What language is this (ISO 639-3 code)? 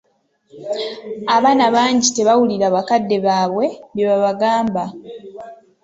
lug